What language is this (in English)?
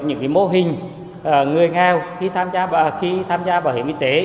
Vietnamese